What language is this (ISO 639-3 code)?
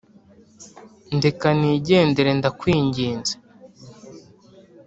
kin